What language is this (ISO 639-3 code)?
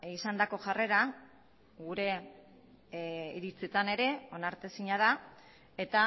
eus